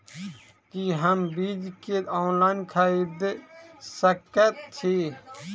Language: Maithili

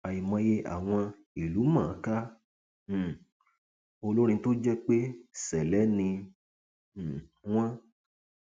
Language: Yoruba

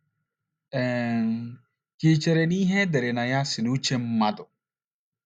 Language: Igbo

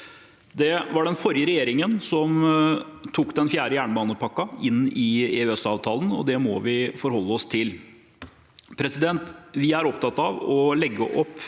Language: Norwegian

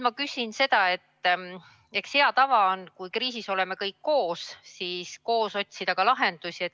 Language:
Estonian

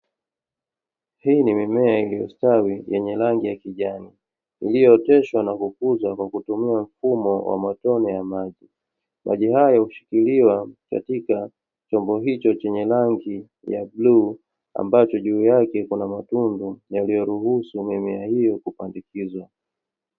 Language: Swahili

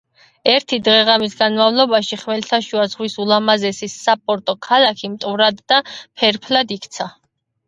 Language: Georgian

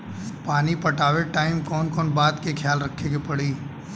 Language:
Bhojpuri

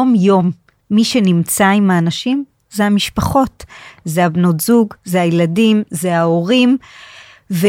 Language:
Hebrew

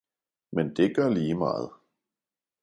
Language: Danish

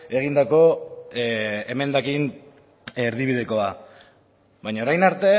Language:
Basque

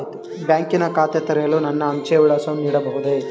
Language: Kannada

